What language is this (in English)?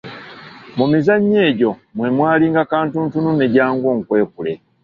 Ganda